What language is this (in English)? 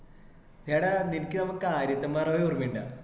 Malayalam